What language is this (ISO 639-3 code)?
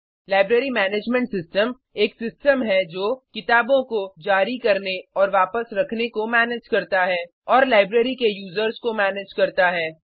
hin